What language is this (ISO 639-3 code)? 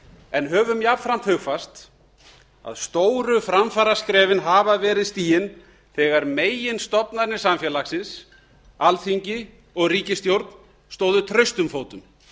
isl